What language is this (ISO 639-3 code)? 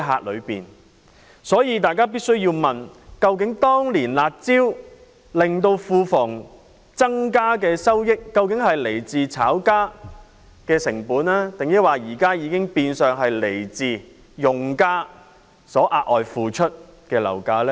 yue